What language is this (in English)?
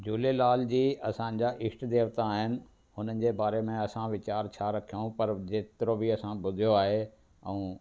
Sindhi